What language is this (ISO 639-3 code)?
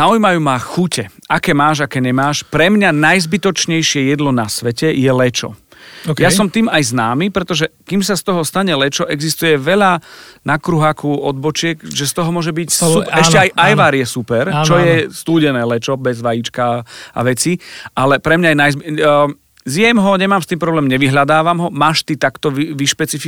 slk